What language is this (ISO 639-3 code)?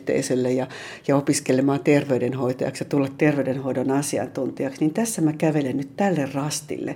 fin